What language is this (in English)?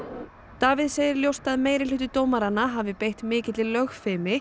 Icelandic